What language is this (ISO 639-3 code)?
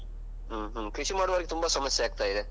kan